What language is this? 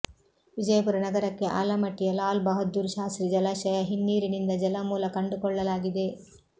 Kannada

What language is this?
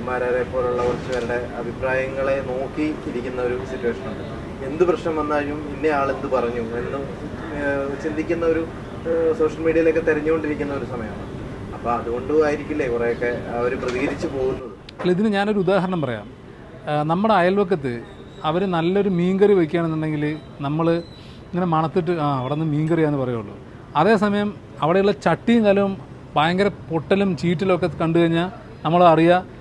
Malayalam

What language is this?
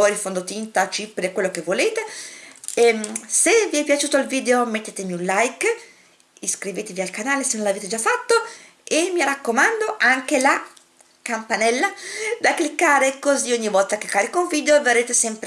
Italian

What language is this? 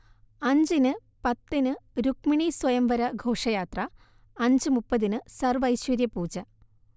Malayalam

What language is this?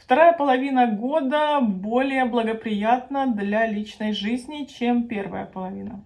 Russian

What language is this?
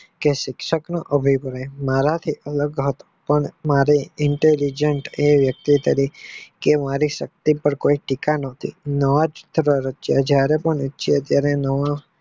Gujarati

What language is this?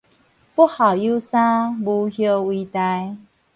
Min Nan Chinese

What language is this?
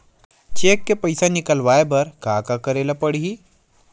Chhattisgarhi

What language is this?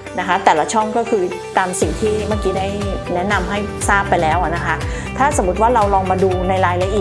Thai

